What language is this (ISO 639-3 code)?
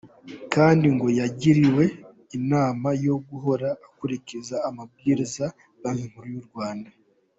kin